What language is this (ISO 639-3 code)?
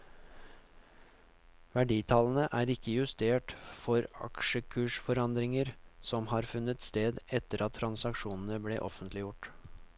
nor